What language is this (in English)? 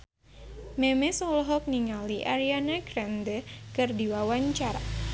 Sundanese